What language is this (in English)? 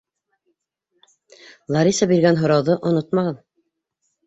Bashkir